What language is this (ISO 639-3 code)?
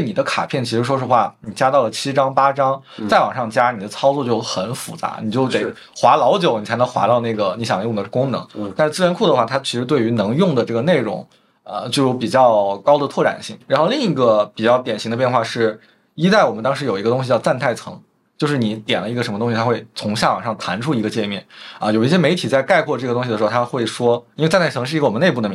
zho